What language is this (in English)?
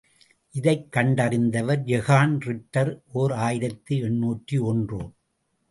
Tamil